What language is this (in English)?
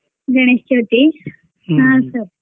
Kannada